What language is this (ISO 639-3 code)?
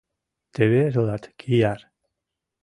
chm